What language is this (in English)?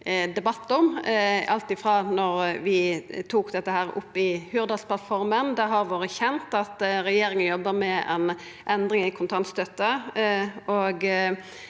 Norwegian